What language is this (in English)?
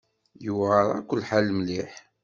Kabyle